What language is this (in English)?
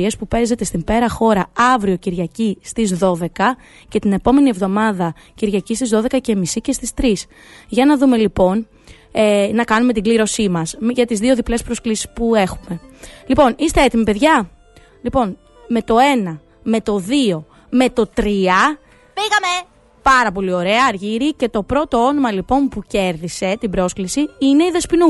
Greek